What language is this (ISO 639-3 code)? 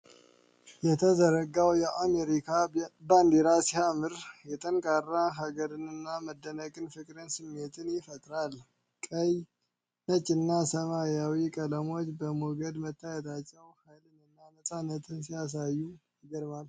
amh